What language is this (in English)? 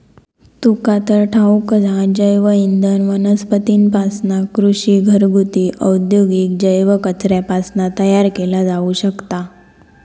Marathi